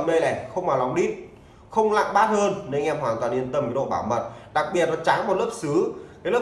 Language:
Vietnamese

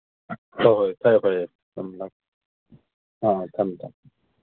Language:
Manipuri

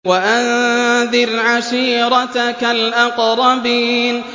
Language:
Arabic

